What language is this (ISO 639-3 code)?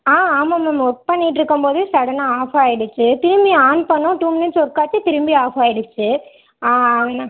tam